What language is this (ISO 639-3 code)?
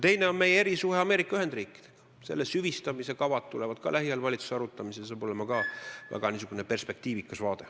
est